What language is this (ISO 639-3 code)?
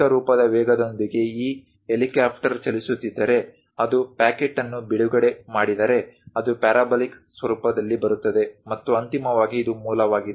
kan